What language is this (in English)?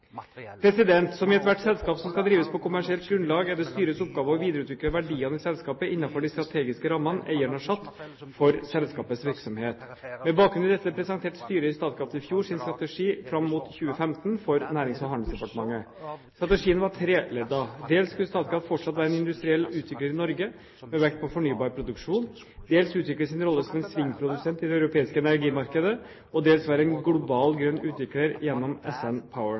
Norwegian Bokmål